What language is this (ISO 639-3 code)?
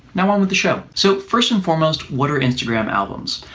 eng